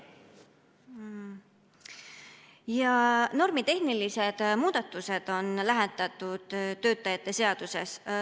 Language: Estonian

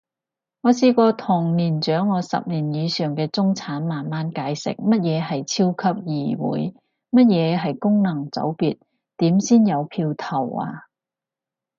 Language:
Cantonese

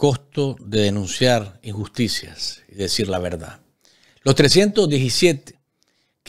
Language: Spanish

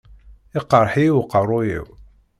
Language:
Kabyle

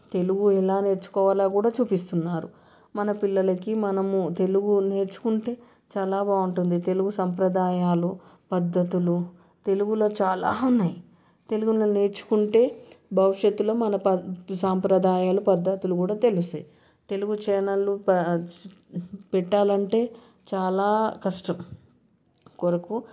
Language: Telugu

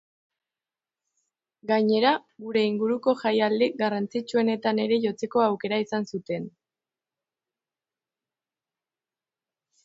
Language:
Basque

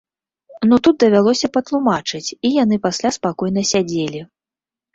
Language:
Belarusian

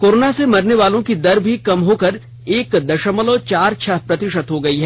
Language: Hindi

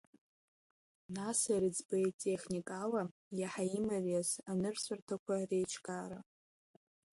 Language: Abkhazian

